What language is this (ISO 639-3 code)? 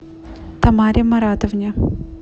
rus